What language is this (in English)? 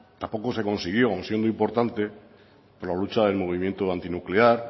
Spanish